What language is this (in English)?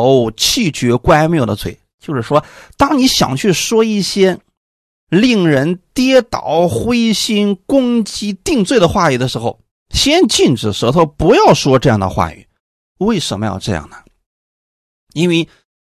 Chinese